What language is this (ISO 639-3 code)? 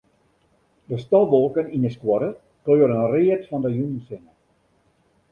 fry